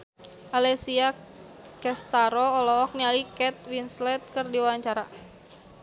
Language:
Sundanese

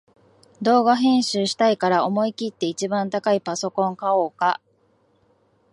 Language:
Japanese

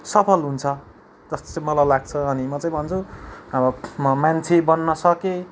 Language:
Nepali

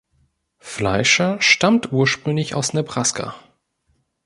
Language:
German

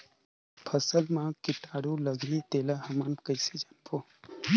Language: Chhattisgarhi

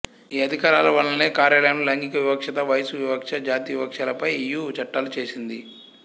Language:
Telugu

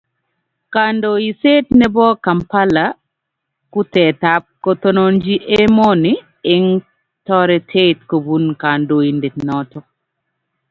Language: Kalenjin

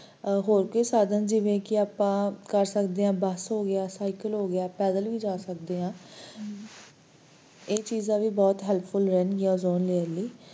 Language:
Punjabi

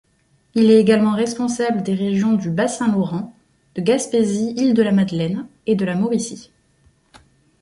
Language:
French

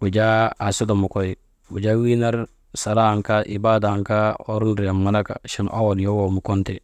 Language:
Maba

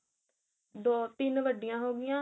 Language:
Punjabi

